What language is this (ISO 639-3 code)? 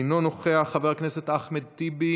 heb